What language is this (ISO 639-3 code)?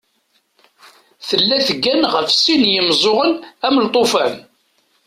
kab